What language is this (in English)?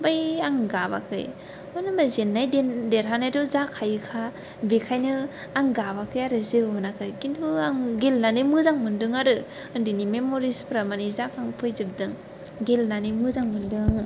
Bodo